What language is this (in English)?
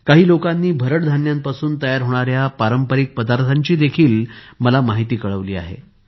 Marathi